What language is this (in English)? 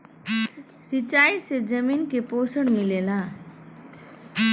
Bhojpuri